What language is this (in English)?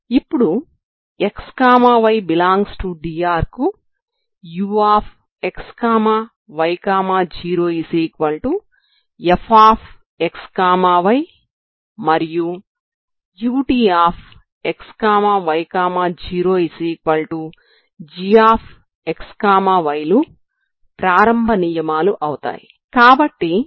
Telugu